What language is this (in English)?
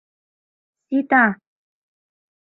Mari